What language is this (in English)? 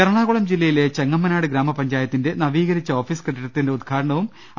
Malayalam